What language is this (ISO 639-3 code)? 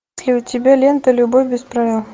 rus